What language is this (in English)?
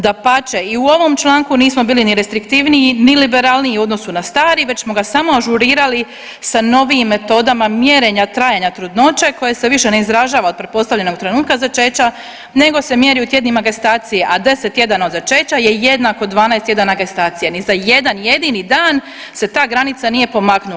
Croatian